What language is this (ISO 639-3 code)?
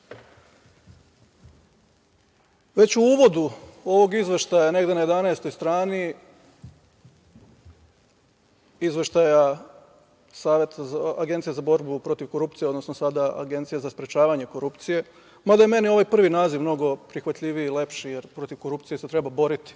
srp